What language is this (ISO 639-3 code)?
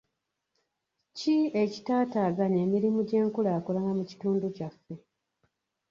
lug